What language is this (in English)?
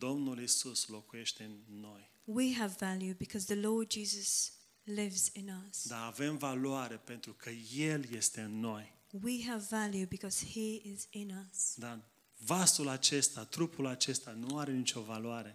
Romanian